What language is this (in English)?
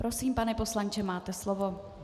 Czech